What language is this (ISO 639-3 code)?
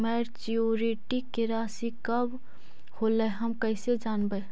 mag